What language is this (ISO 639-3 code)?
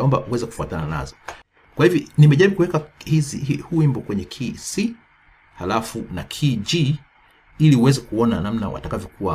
swa